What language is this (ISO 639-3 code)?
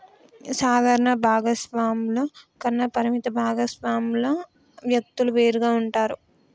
tel